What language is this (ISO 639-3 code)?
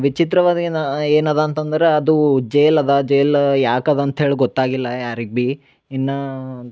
kan